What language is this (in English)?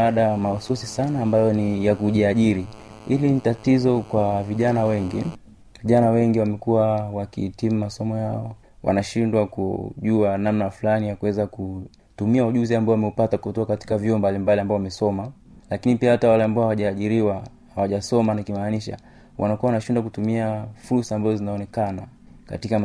Swahili